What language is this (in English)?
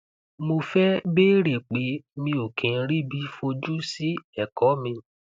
Yoruba